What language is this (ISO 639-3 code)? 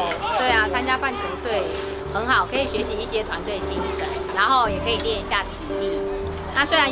zho